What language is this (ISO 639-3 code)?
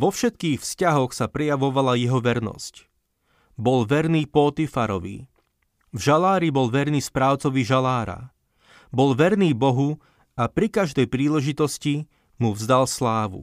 slk